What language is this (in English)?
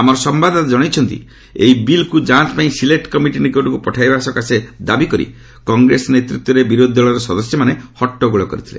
Odia